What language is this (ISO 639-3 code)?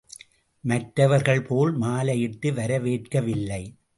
tam